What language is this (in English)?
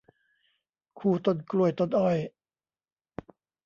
Thai